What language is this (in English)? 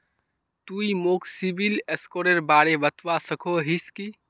Magahi